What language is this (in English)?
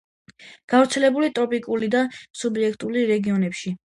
Georgian